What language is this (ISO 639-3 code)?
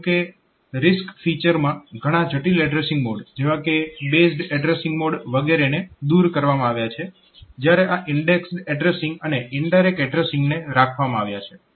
guj